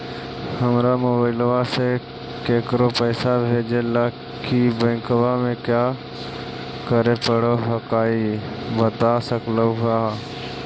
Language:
Magahi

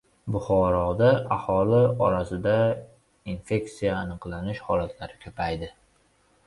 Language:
Uzbek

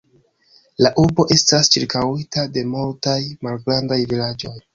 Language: Esperanto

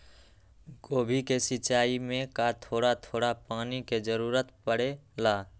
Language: Magahi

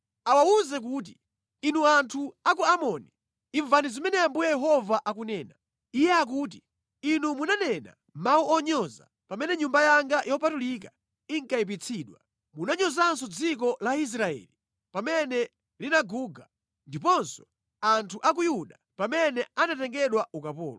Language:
Nyanja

